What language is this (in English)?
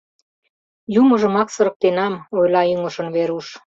Mari